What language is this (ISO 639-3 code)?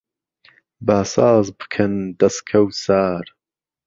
ckb